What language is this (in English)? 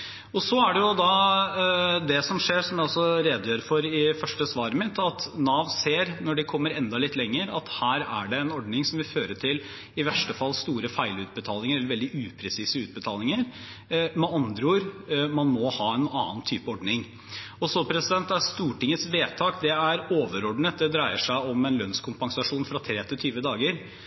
Norwegian Bokmål